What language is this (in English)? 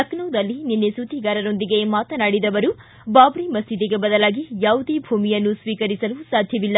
Kannada